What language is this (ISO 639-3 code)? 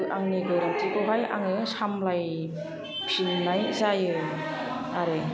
brx